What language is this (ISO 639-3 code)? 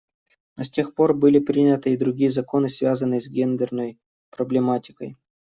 rus